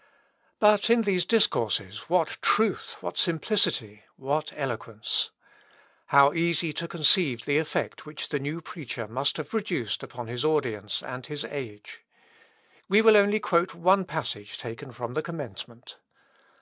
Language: English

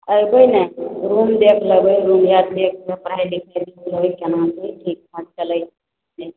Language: Maithili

